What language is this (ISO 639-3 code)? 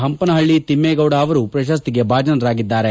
kan